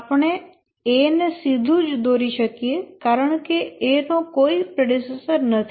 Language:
Gujarati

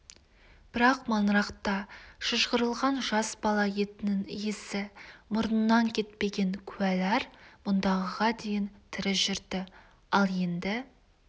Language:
Kazakh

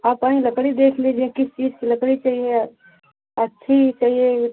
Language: Hindi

